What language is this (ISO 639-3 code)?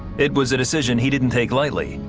eng